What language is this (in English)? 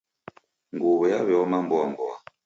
Taita